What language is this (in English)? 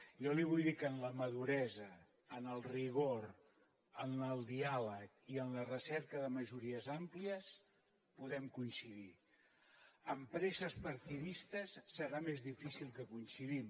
Catalan